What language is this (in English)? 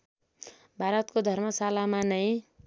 Nepali